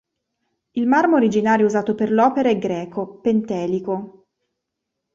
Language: Italian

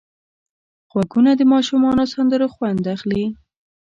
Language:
Pashto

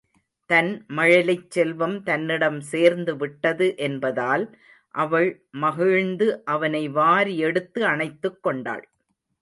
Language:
Tamil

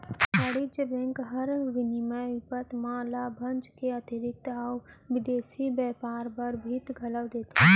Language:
Chhattisgarhi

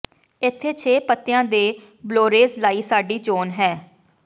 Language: Punjabi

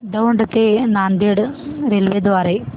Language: Marathi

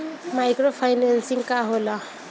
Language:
Bhojpuri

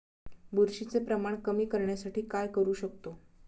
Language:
Marathi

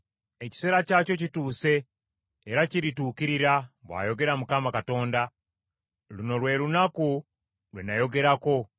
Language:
Ganda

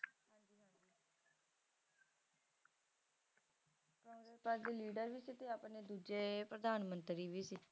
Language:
Punjabi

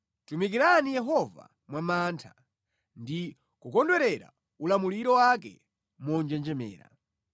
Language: Nyanja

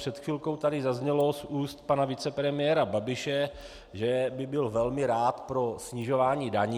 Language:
Czech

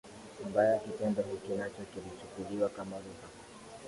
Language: Swahili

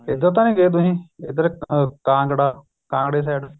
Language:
Punjabi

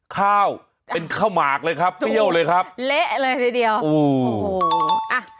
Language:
Thai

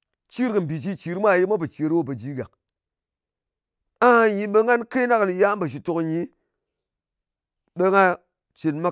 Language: Ngas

